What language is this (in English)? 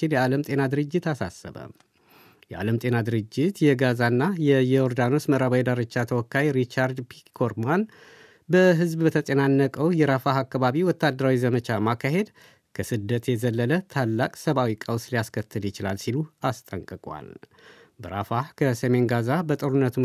Amharic